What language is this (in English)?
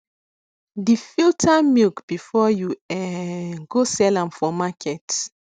Nigerian Pidgin